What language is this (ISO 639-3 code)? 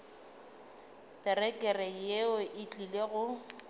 nso